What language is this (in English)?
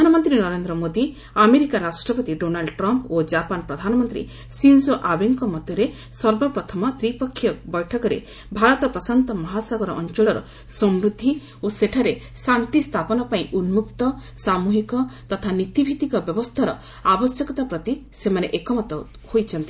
Odia